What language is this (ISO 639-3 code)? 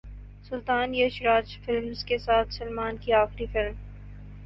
urd